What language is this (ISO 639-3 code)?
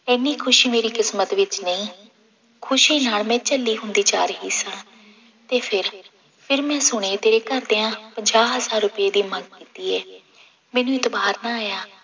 pan